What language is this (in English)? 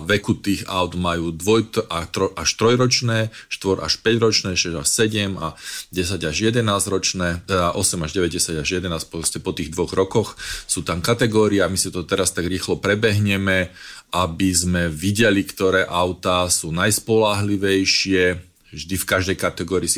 Slovak